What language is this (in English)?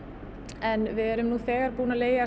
Icelandic